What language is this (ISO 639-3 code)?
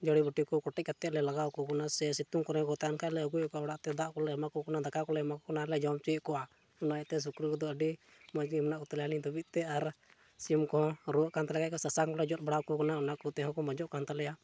sat